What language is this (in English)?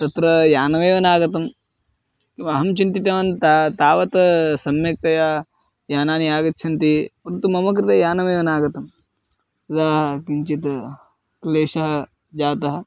Sanskrit